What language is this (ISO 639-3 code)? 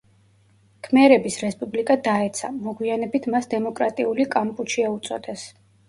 kat